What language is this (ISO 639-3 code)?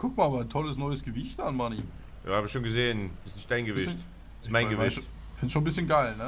deu